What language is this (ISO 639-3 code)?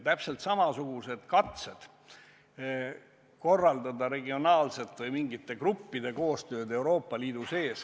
est